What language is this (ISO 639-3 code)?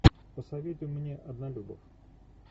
rus